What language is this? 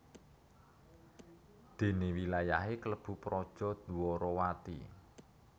Javanese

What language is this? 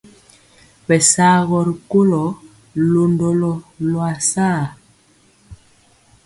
Mpiemo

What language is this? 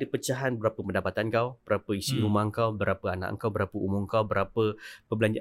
Malay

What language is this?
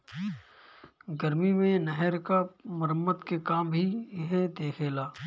Bhojpuri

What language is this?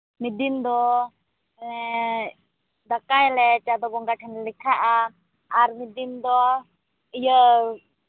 Santali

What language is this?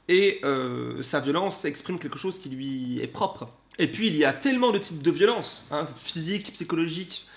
French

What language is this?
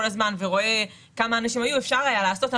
Hebrew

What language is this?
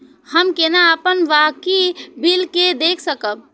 Maithili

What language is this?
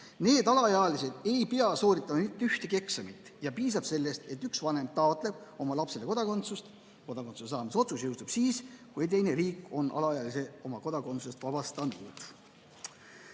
Estonian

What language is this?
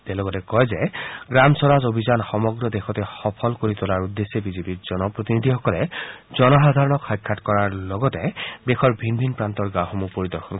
Assamese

